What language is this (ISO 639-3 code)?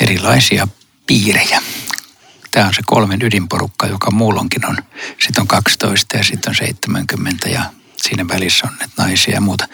fin